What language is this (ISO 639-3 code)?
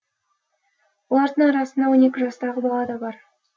kaz